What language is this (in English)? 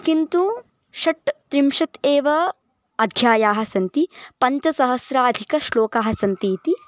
Sanskrit